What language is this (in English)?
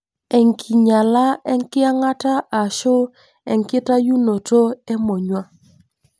Masai